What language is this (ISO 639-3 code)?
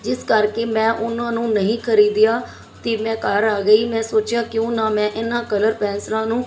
pan